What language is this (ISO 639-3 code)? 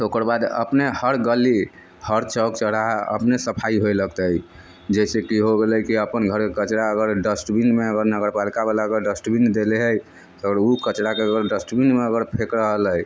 mai